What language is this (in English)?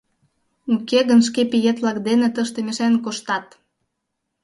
Mari